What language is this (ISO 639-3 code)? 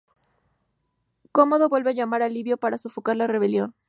spa